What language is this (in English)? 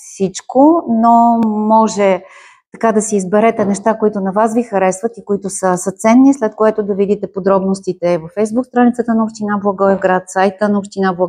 Bulgarian